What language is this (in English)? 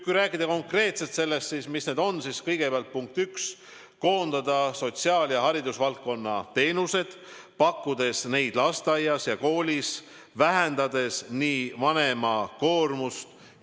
Estonian